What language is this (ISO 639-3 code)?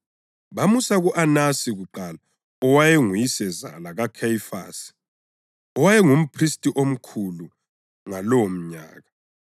nde